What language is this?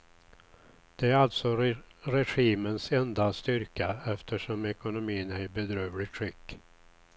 Swedish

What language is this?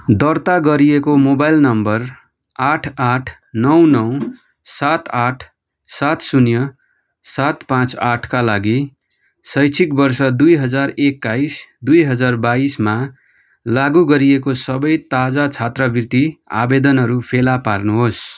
Nepali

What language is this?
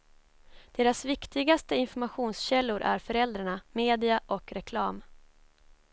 Swedish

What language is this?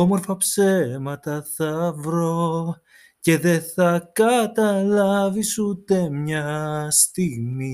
Greek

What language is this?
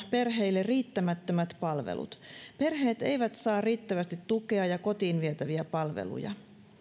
Finnish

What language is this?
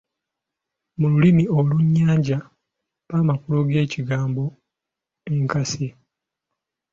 Ganda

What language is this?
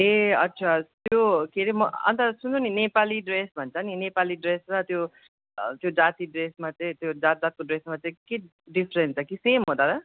Nepali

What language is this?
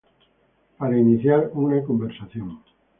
Spanish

